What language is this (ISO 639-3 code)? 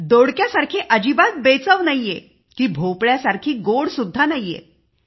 mar